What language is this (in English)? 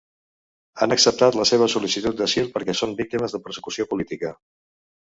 Catalan